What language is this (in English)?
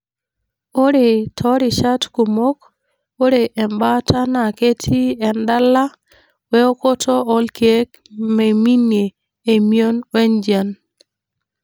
Masai